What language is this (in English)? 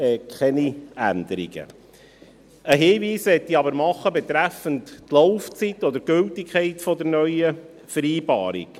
Swiss German